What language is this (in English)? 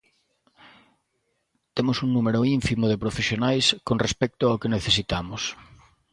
Galician